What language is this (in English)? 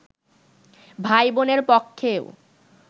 Bangla